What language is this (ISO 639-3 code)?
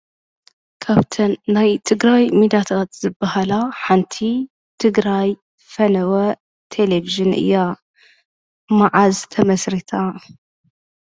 tir